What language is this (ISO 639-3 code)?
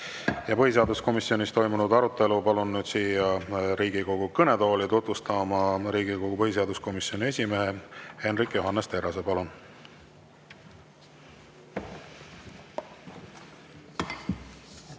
est